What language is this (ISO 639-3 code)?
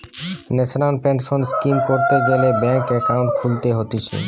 ben